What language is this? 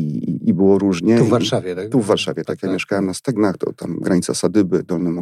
Polish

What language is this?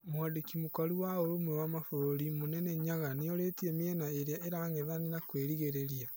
Kikuyu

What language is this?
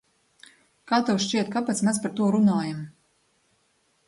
Latvian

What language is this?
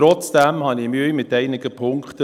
Swiss German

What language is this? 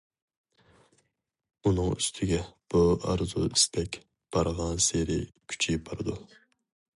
Uyghur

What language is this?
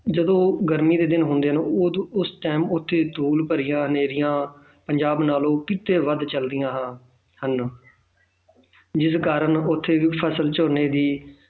Punjabi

